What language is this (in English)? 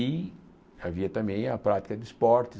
Portuguese